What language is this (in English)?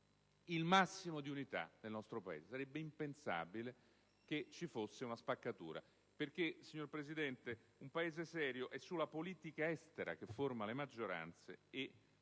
Italian